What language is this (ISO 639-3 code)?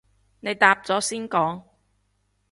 yue